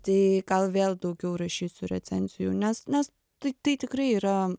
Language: Lithuanian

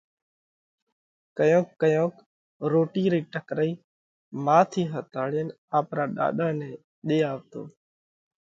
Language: Parkari Koli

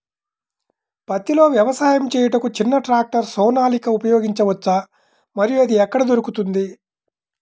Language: Telugu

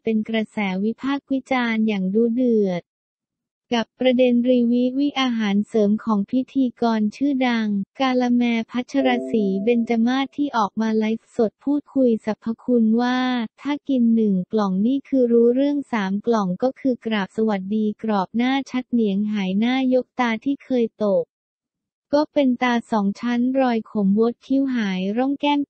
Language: Thai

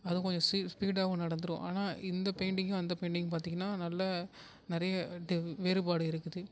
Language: Tamil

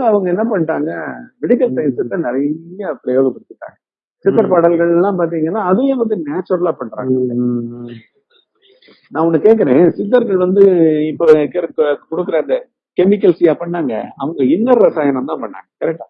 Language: Tamil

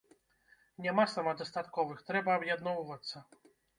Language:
Belarusian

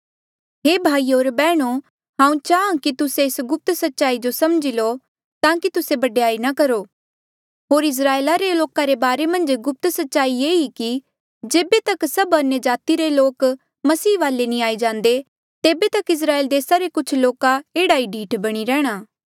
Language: Mandeali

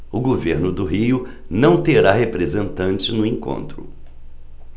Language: Portuguese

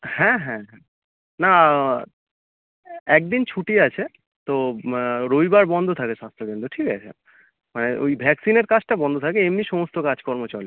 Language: Bangla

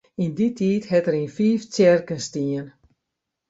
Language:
Western Frisian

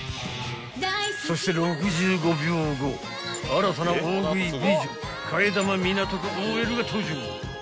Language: Japanese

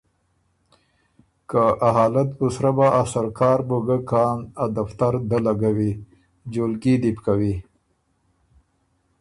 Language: Ormuri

